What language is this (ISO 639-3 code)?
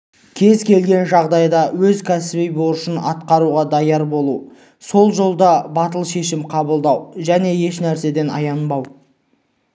kaz